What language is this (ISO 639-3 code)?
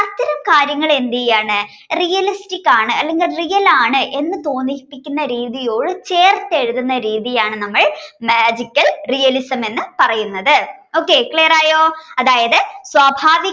mal